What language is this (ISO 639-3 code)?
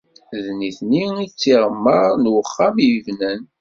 kab